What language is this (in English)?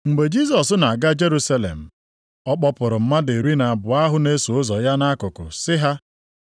Igbo